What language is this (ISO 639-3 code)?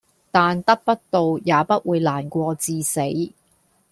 yue